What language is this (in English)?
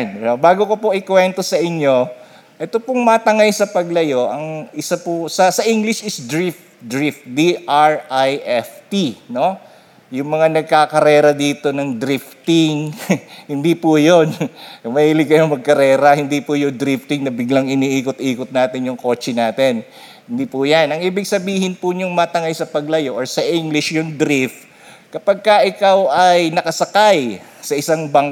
Filipino